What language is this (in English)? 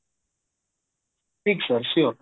Odia